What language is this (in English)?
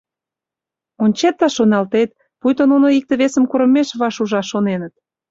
Mari